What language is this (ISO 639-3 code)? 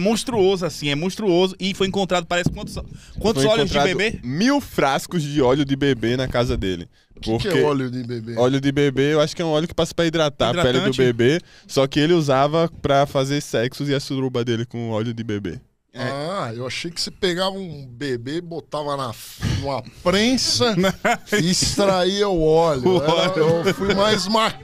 por